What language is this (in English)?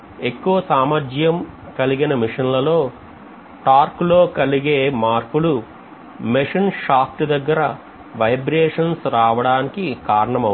Telugu